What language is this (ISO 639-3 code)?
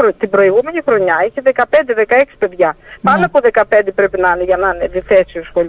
ell